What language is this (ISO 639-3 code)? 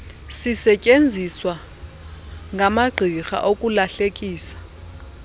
xho